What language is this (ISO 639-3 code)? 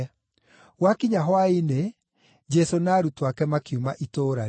kik